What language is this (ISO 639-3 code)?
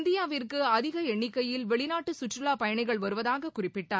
tam